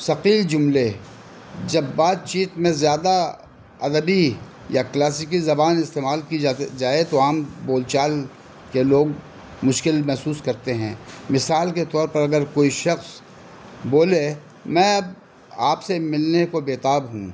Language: Urdu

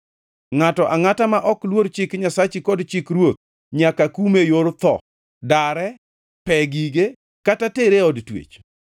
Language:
Luo (Kenya and Tanzania)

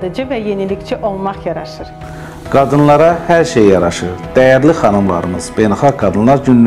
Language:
Turkish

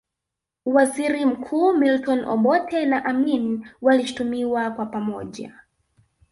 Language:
Swahili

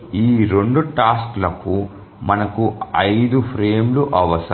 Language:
Telugu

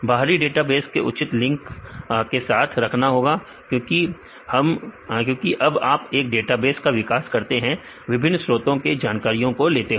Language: Hindi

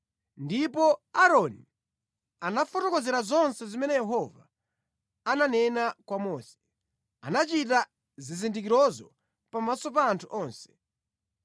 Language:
Nyanja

